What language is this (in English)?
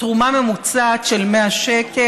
Hebrew